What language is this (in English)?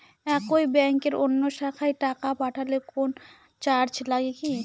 Bangla